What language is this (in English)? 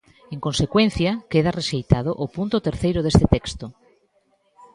Galician